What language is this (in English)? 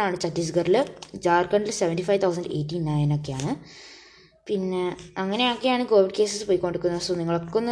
Malayalam